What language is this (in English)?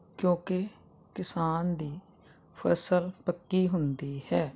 Punjabi